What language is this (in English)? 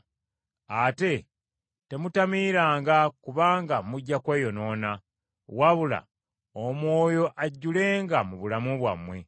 Ganda